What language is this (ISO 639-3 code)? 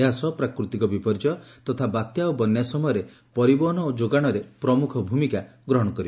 ori